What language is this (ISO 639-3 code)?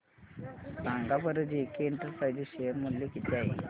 mar